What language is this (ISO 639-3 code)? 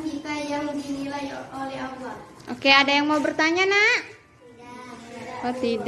ind